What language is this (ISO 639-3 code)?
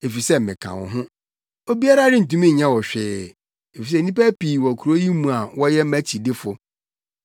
aka